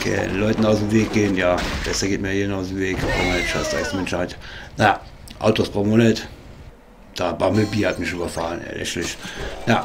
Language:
German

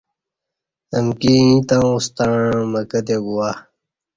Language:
Kati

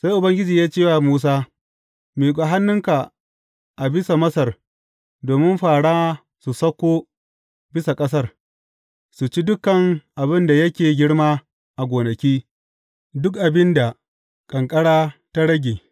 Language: Hausa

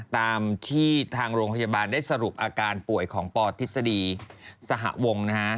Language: Thai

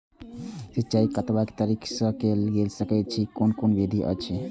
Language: Maithili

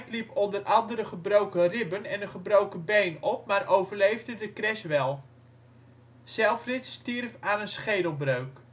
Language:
Dutch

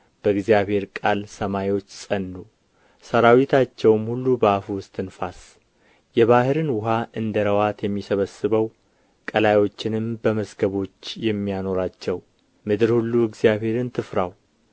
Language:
Amharic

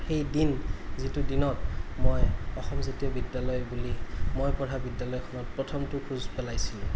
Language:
Assamese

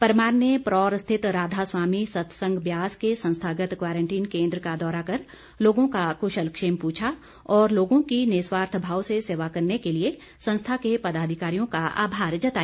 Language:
Hindi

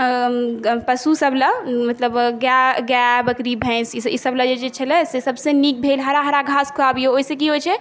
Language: Maithili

